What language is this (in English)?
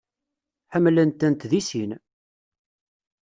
Kabyle